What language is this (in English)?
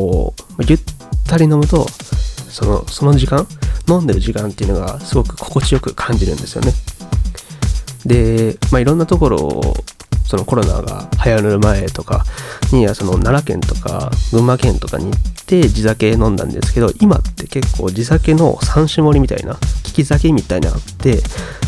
Japanese